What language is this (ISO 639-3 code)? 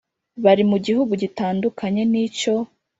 kin